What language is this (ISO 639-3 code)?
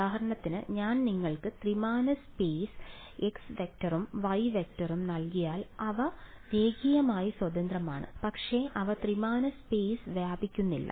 mal